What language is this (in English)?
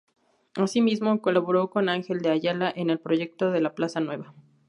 Spanish